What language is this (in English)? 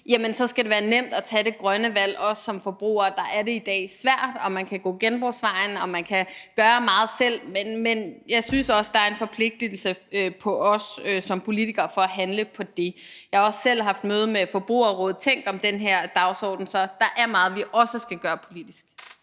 Danish